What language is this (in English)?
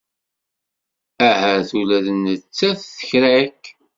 Kabyle